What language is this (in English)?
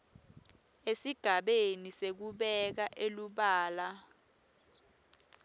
Swati